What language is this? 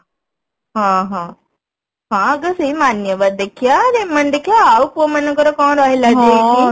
Odia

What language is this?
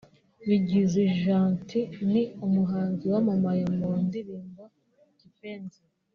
Kinyarwanda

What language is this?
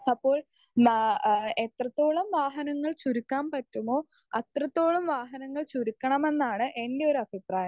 Malayalam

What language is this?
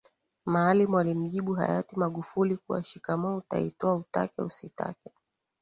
Swahili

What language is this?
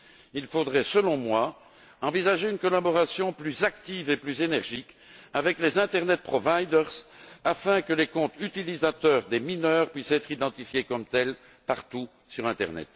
French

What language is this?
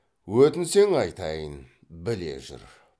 Kazakh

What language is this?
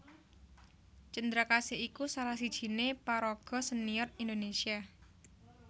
Javanese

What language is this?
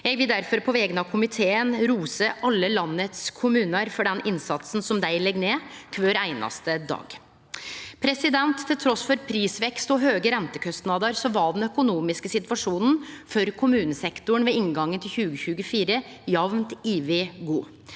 Norwegian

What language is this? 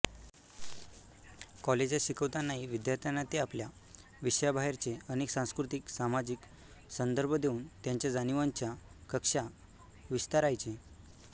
Marathi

